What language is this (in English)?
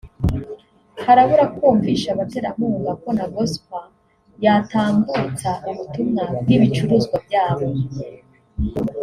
Kinyarwanda